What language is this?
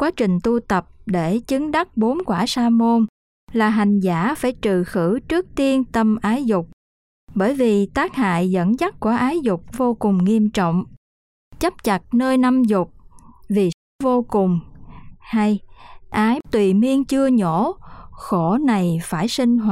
Vietnamese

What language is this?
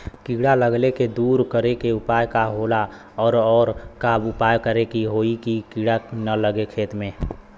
Bhojpuri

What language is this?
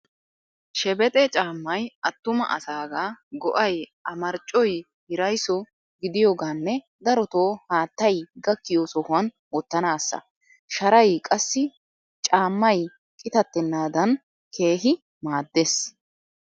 Wolaytta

